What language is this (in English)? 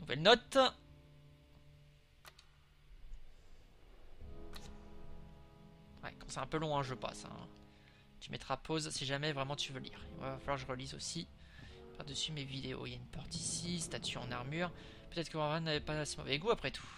French